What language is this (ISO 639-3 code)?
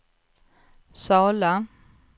swe